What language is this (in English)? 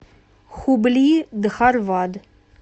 Russian